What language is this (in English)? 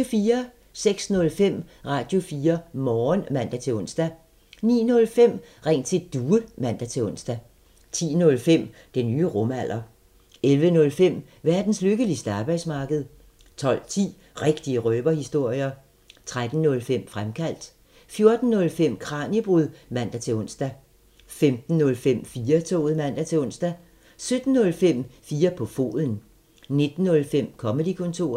Danish